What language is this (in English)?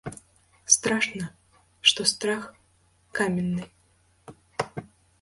Belarusian